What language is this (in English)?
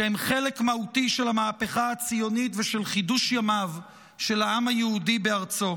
Hebrew